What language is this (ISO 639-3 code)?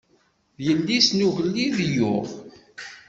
kab